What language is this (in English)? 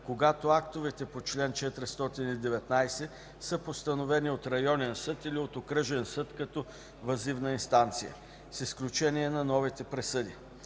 Bulgarian